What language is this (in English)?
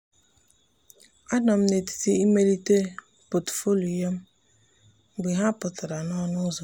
Igbo